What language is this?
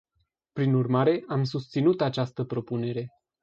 Romanian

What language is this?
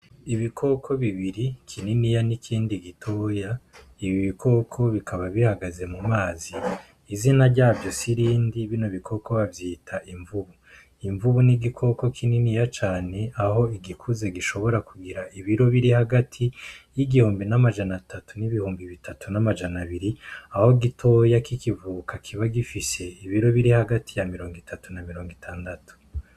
Rundi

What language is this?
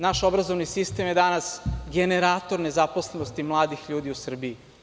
Serbian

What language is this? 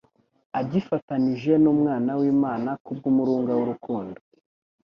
Kinyarwanda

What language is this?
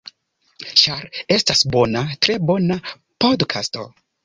Esperanto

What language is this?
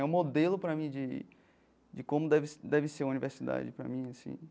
Portuguese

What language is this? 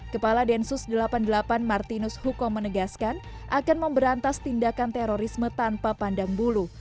Indonesian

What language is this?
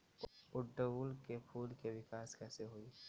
Bhojpuri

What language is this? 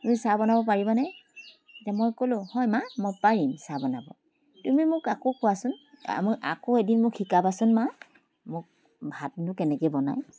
Assamese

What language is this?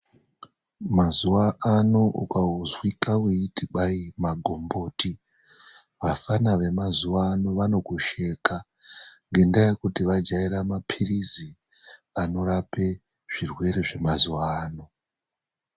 Ndau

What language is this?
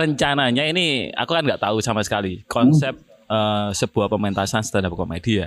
Indonesian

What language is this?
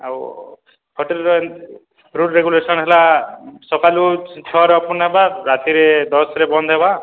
Odia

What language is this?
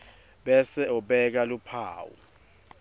Swati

